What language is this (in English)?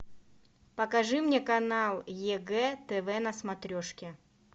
Russian